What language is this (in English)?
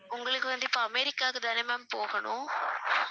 Tamil